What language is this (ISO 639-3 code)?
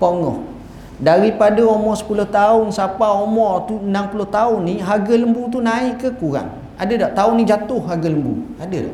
msa